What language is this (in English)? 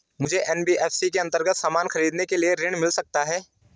Hindi